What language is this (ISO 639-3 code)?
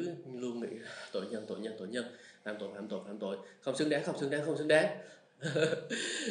vie